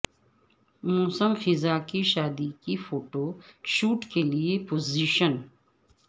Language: Urdu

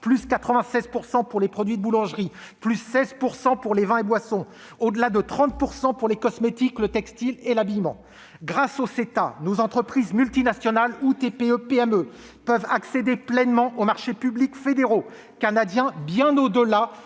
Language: French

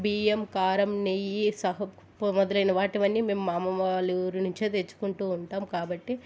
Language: Telugu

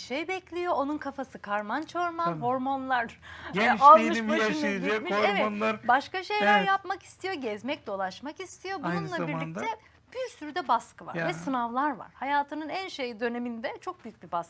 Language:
Turkish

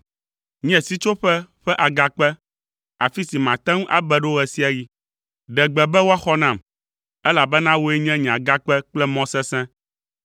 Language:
Ewe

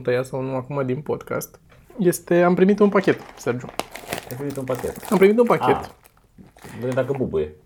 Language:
Romanian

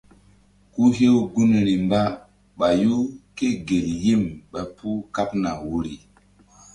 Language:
Mbum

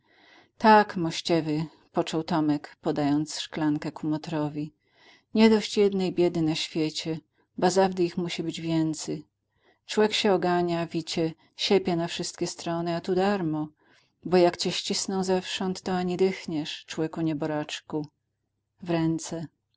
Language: Polish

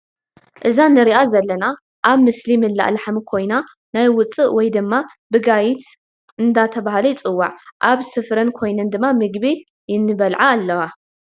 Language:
Tigrinya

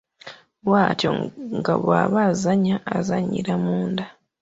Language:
Ganda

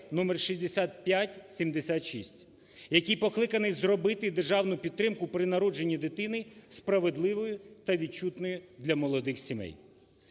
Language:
Ukrainian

